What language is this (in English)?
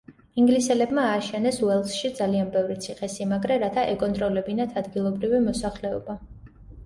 Georgian